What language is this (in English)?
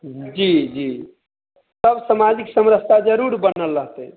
Maithili